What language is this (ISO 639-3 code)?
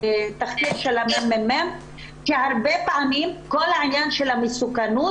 heb